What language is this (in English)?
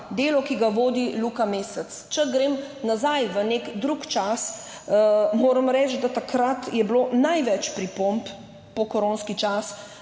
Slovenian